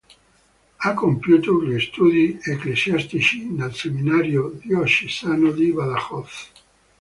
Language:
Italian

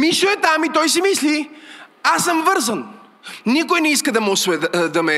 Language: Bulgarian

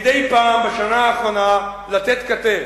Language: Hebrew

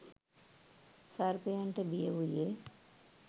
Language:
Sinhala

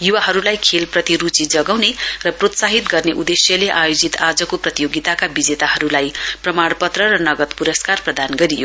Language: Nepali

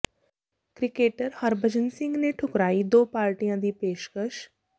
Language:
Punjabi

